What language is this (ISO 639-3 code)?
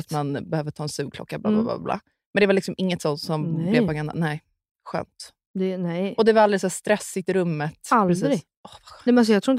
swe